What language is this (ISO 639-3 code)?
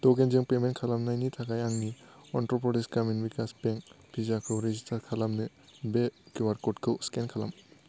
brx